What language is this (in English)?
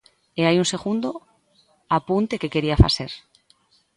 Galician